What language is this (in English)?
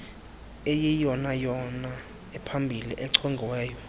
Xhosa